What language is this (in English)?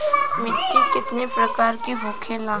Bhojpuri